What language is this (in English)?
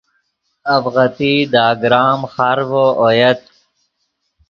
Yidgha